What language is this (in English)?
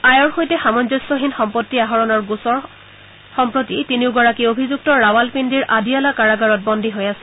Assamese